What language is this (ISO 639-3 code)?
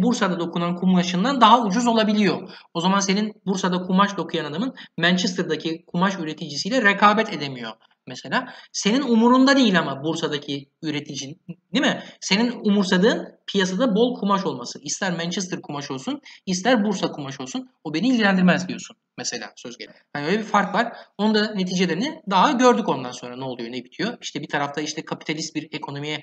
tur